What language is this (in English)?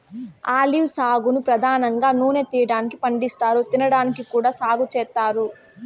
Telugu